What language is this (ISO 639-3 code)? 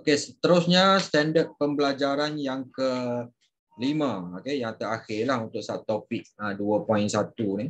msa